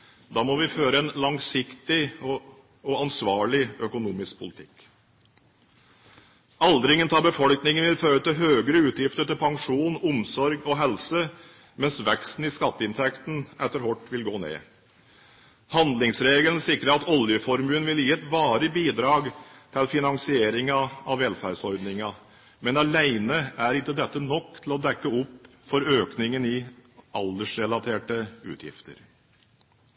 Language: Norwegian Bokmål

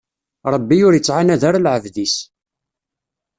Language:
Kabyle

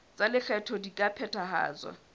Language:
Southern Sotho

